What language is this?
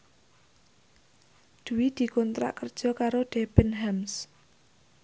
Javanese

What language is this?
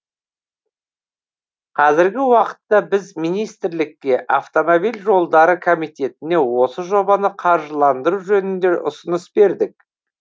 Kazakh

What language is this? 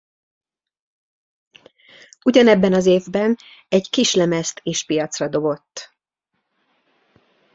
Hungarian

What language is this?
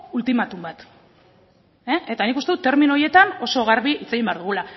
Basque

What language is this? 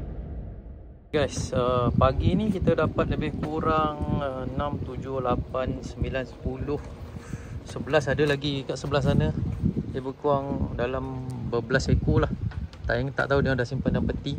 Malay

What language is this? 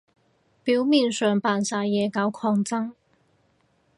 Cantonese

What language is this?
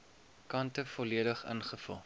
Afrikaans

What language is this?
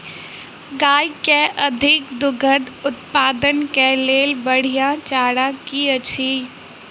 Maithili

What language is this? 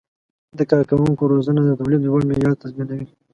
Pashto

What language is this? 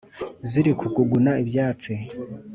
Kinyarwanda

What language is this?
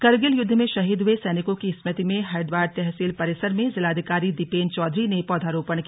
Hindi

